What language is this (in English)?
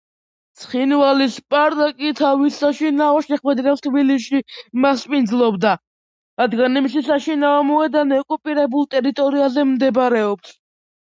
Georgian